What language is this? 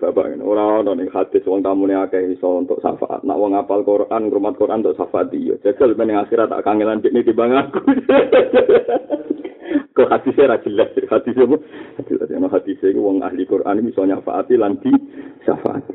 Malay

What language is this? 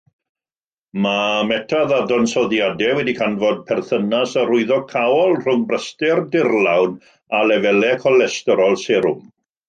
Welsh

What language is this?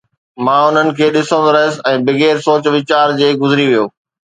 Sindhi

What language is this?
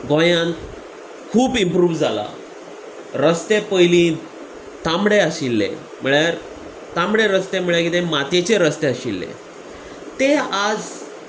Konkani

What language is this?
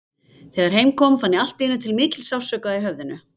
Icelandic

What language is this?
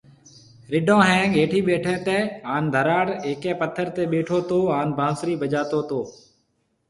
Marwari (Pakistan)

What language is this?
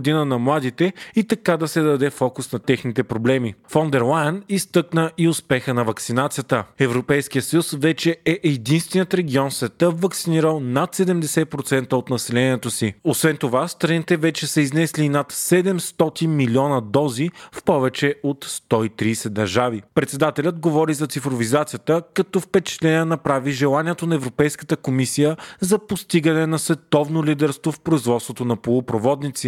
Bulgarian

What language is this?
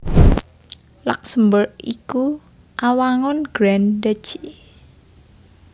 Javanese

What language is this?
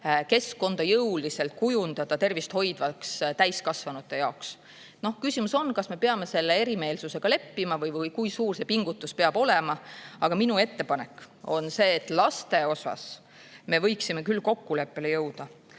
Estonian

